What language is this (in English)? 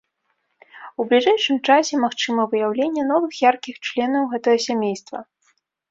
Belarusian